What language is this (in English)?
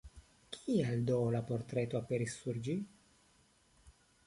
Esperanto